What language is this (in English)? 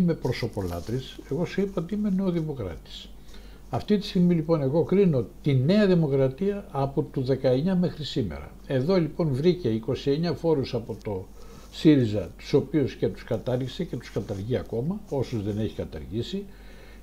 Greek